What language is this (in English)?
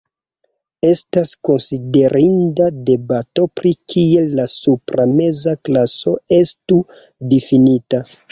Esperanto